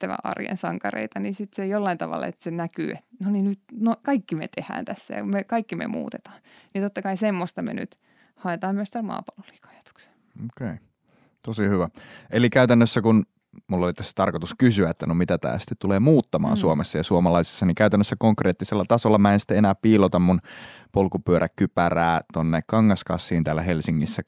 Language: Finnish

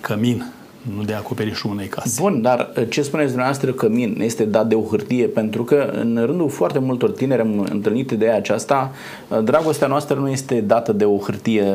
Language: Romanian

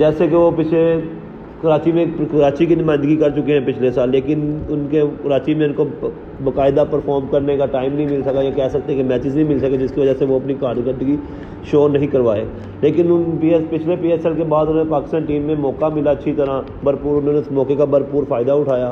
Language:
Urdu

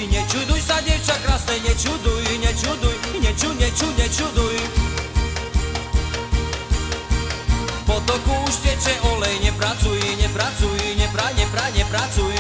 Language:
Slovak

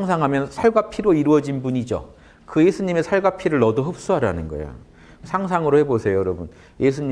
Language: Korean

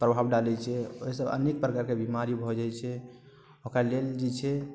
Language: Maithili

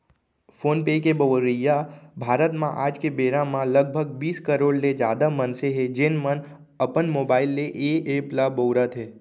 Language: Chhattisgarhi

